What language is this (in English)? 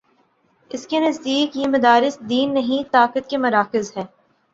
Urdu